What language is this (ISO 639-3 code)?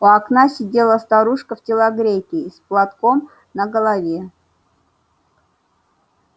rus